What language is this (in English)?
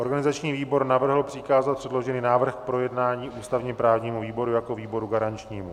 Czech